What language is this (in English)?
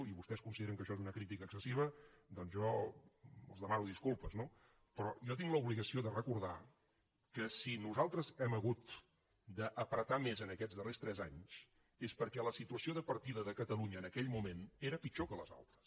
Catalan